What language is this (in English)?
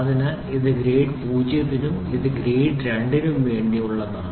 Malayalam